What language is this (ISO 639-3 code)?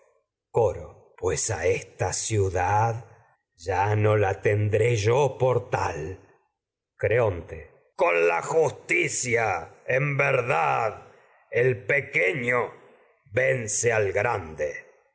spa